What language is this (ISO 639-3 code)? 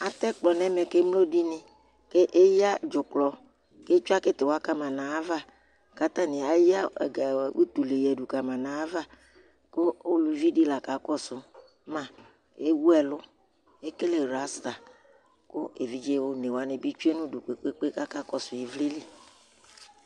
kpo